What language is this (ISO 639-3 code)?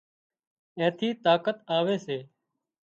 kxp